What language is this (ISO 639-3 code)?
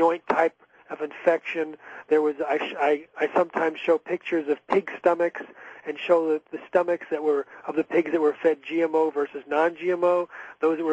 eng